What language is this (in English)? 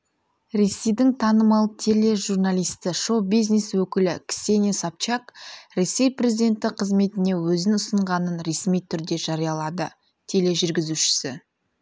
Kazakh